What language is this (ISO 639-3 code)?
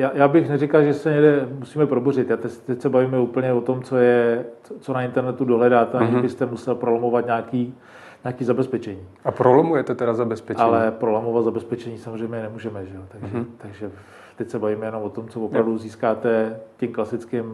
ces